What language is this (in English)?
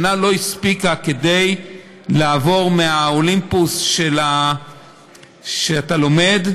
Hebrew